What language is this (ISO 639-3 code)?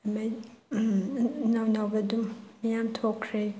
mni